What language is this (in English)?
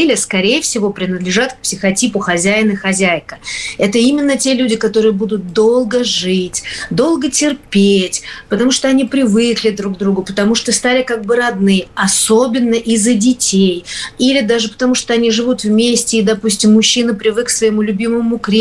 Russian